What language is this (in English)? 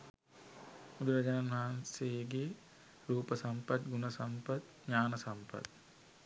Sinhala